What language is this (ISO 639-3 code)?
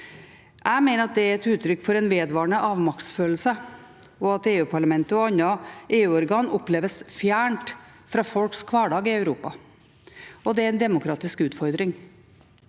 nor